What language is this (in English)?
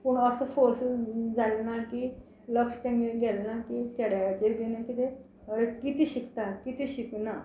Konkani